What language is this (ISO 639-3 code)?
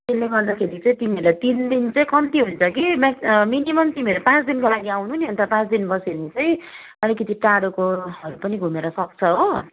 nep